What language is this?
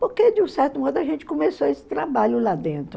Portuguese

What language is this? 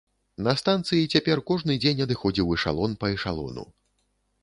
Belarusian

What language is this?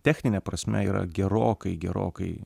Lithuanian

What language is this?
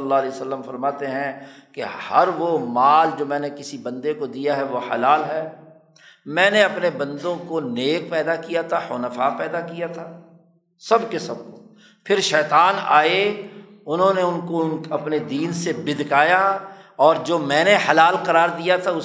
Urdu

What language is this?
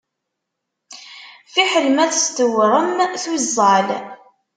Kabyle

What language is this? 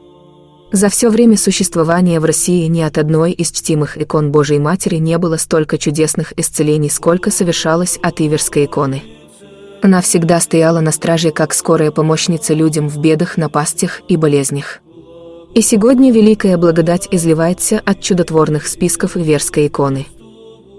Russian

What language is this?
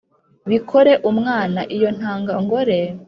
Kinyarwanda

